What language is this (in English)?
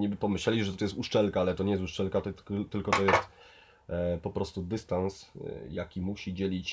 Polish